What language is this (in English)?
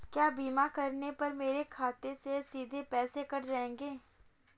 Hindi